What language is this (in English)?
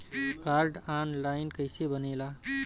Bhojpuri